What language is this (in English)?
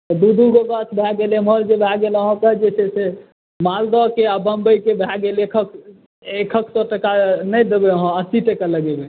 Maithili